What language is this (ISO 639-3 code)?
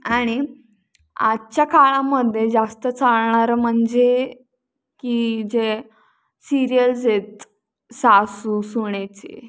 mar